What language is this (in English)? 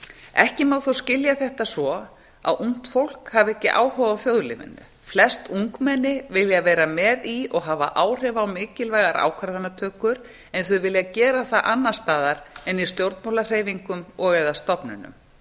Icelandic